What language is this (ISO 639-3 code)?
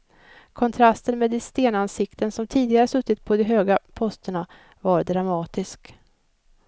swe